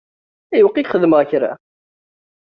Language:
Kabyle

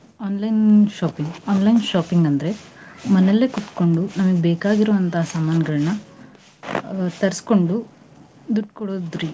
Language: Kannada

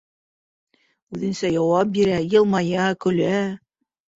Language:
Bashkir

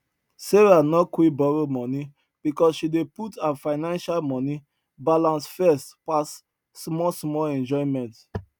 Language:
Nigerian Pidgin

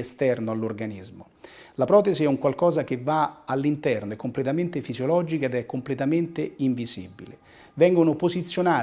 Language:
Italian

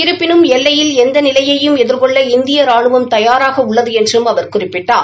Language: Tamil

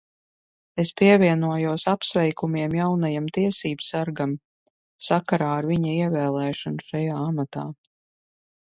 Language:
Latvian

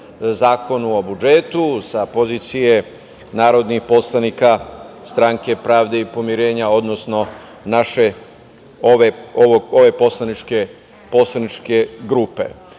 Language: Serbian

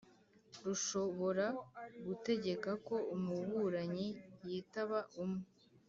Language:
Kinyarwanda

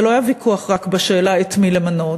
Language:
Hebrew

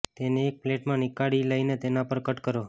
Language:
Gujarati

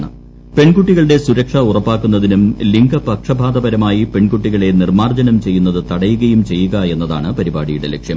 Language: Malayalam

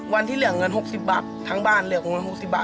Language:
Thai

